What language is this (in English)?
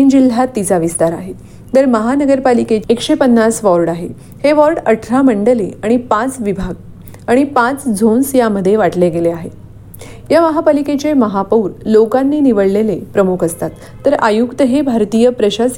Marathi